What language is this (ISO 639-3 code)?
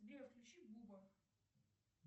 rus